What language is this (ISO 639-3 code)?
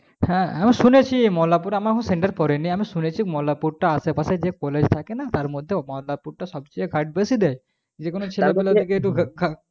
ben